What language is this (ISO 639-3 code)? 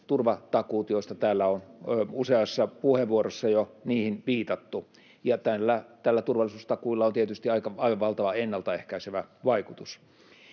fin